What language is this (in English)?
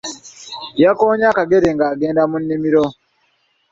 Ganda